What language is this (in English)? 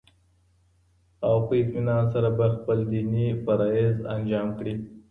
Pashto